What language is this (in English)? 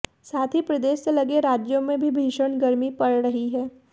Hindi